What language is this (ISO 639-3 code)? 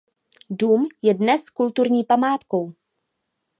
ces